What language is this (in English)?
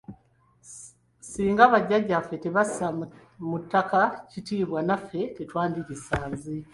Ganda